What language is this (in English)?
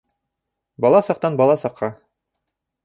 Bashkir